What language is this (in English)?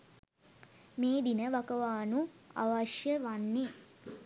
Sinhala